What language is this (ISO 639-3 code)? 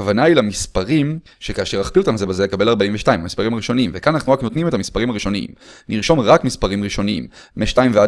heb